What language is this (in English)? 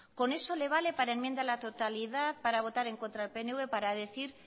Spanish